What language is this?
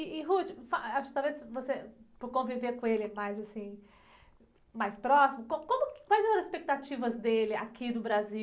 Portuguese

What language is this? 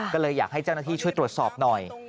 Thai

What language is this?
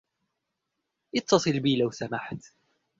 Arabic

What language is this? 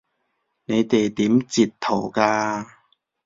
Cantonese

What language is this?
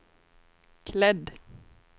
Swedish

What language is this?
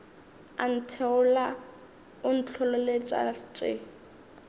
Northern Sotho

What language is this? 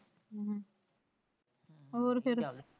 Punjabi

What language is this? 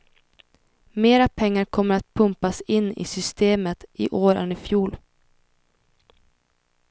Swedish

